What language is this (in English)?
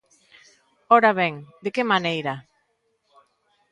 Galician